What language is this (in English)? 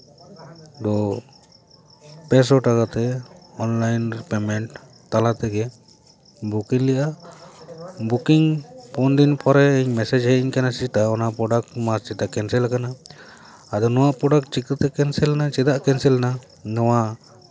Santali